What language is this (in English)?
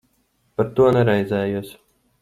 Latvian